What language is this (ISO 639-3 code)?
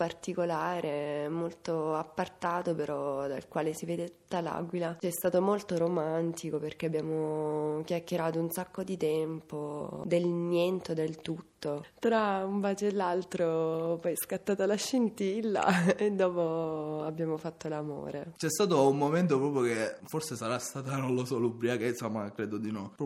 ita